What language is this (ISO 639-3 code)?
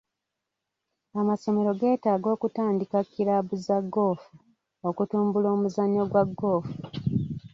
lug